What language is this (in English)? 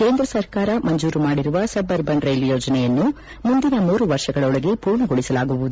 Kannada